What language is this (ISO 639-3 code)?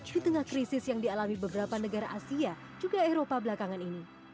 ind